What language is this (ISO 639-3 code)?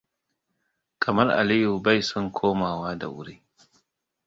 hau